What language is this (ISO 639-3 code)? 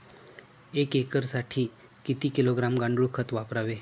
mar